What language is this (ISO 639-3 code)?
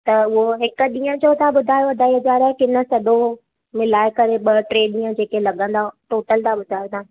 snd